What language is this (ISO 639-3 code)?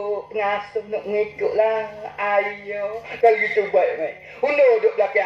msa